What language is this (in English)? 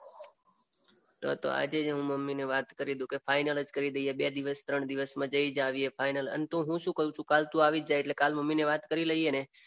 Gujarati